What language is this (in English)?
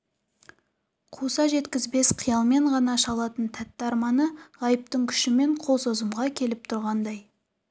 Kazakh